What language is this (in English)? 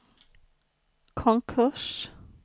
Swedish